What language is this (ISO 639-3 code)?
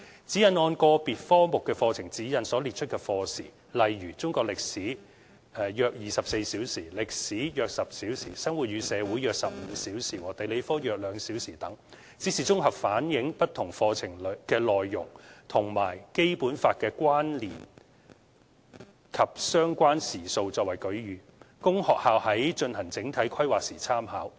yue